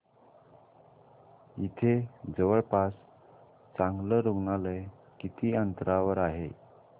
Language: Marathi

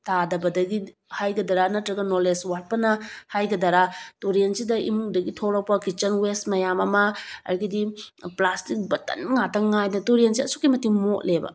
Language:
Manipuri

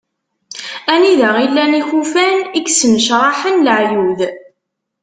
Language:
Kabyle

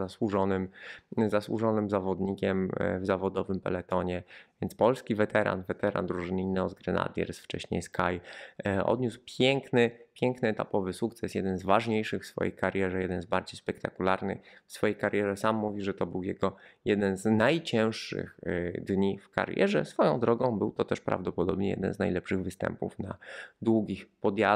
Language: Polish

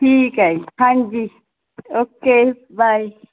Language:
Punjabi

